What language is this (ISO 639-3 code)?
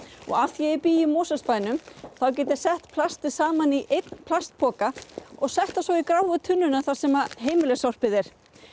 isl